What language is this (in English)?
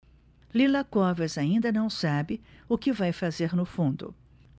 Portuguese